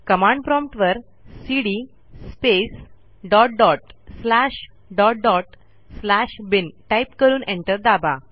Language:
Marathi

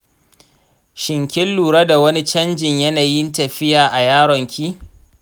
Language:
Hausa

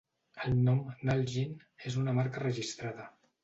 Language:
Catalan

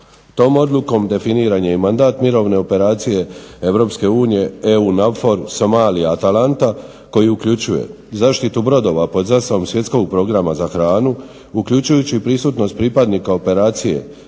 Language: Croatian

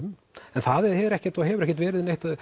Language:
Icelandic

